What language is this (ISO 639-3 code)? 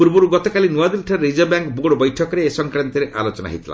ori